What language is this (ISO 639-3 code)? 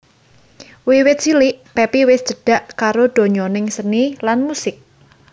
jav